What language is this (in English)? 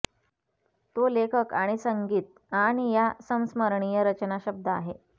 Marathi